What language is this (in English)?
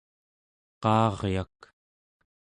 Central Yupik